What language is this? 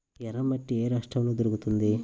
Telugu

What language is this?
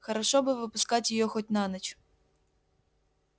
Russian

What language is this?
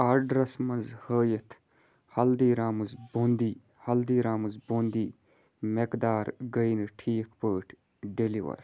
Kashmiri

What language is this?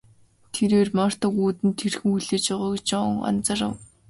Mongolian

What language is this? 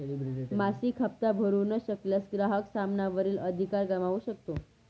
Marathi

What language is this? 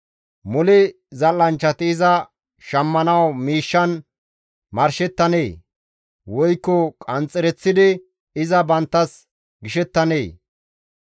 Gamo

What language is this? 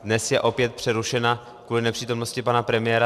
Czech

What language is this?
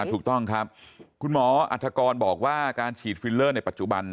Thai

